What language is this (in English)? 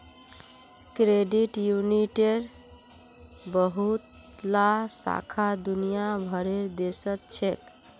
Magahi